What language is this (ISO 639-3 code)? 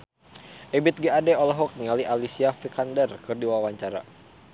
sun